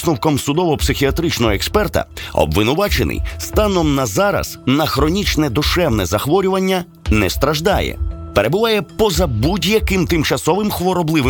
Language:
Ukrainian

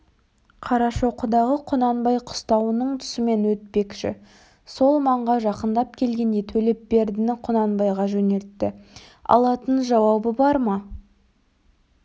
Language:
Kazakh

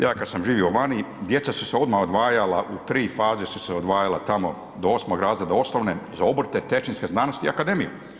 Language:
Croatian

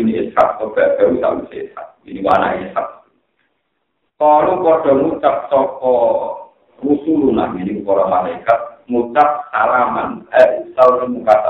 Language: Indonesian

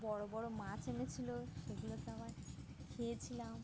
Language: Bangla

